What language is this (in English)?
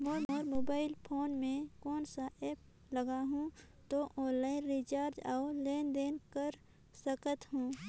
Chhattisgarhi